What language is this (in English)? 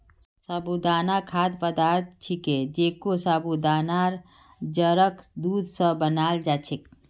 Magahi